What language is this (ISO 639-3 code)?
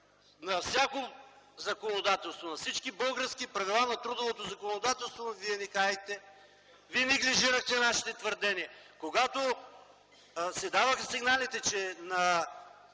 bul